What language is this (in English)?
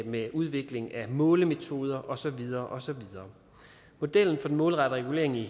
Danish